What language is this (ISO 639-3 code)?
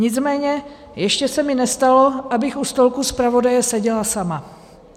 ces